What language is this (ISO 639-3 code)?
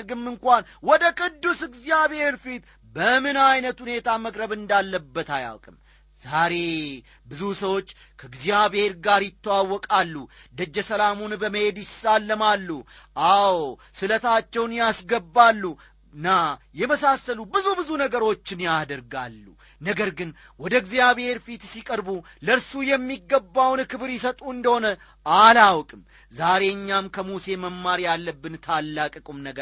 amh